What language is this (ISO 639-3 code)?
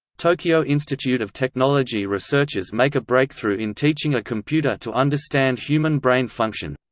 eng